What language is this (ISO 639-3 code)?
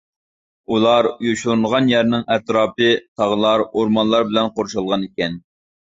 uig